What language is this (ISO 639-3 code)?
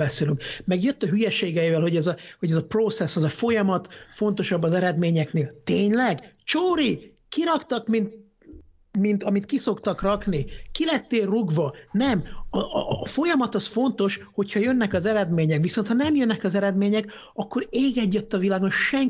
hun